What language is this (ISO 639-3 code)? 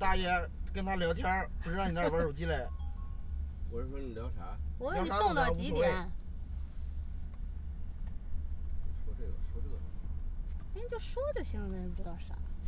zho